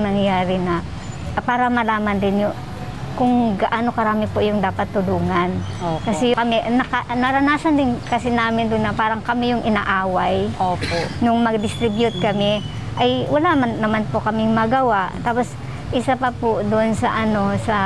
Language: Filipino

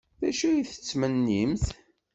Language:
Kabyle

